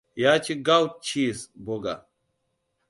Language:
Hausa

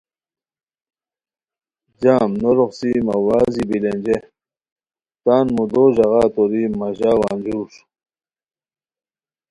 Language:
Khowar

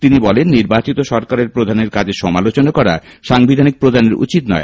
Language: Bangla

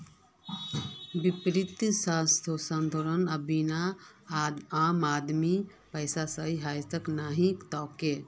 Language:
Magahi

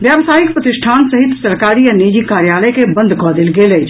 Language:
Maithili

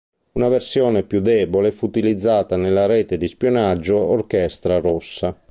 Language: Italian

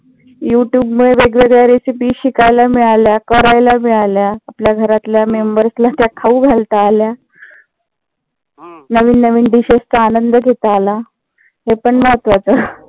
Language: Marathi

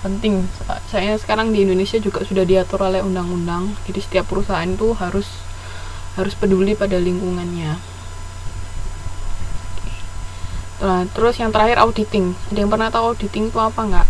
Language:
Indonesian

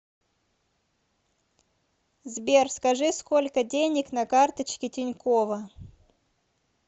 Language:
Russian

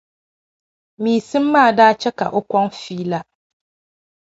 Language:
Dagbani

